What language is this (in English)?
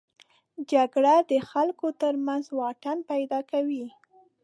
Pashto